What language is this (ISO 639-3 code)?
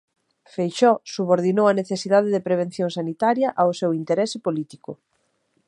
glg